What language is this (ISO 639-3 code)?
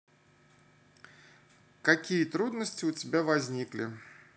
rus